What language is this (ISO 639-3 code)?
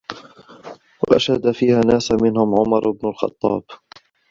ara